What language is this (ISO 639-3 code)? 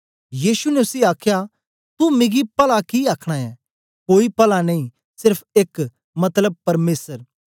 doi